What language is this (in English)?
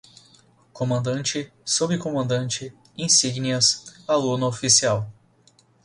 Portuguese